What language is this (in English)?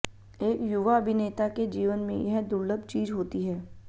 Hindi